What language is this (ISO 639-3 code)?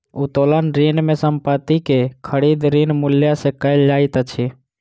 mai